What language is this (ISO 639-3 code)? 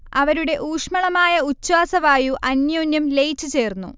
mal